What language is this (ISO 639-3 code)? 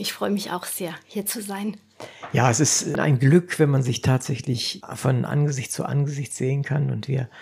deu